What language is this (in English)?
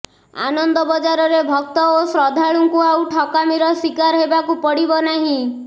Odia